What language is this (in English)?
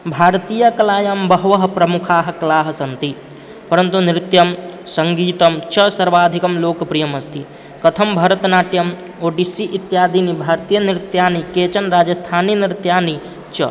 Sanskrit